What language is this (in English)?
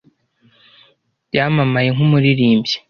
Kinyarwanda